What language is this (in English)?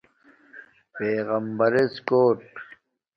Domaaki